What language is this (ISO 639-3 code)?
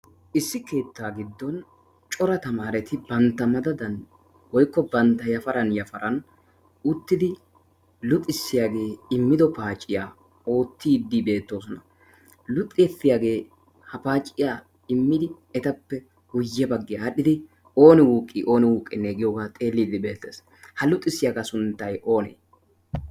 wal